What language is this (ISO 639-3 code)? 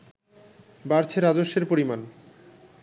ben